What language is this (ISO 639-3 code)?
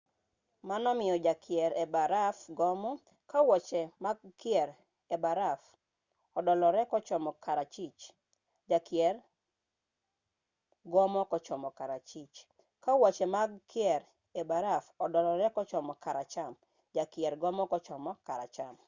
luo